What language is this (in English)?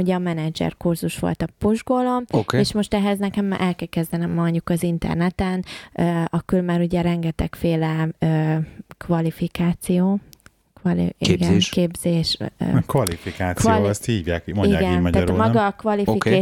Hungarian